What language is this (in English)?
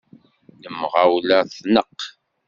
Kabyle